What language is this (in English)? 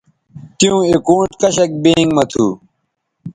Bateri